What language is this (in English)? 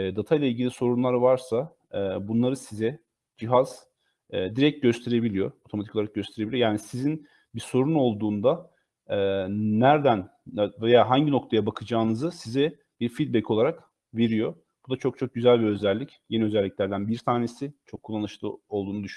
Turkish